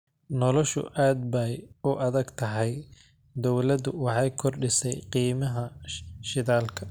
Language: Somali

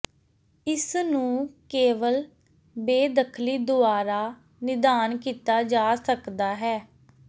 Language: Punjabi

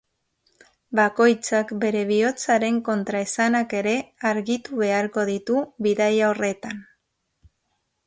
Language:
Basque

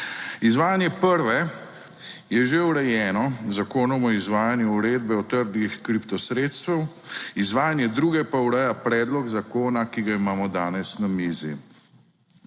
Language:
Slovenian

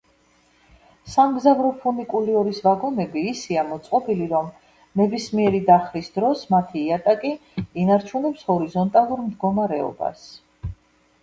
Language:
Georgian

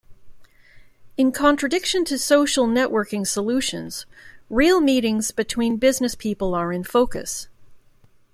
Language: English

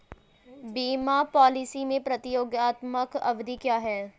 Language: Hindi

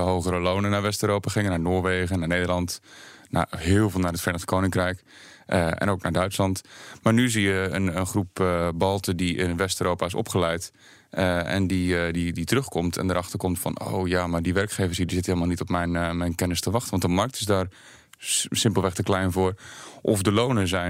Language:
Dutch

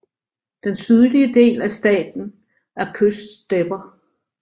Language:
Danish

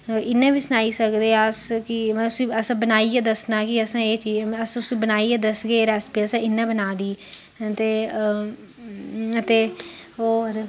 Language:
Dogri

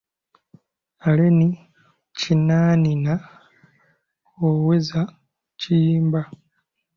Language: Ganda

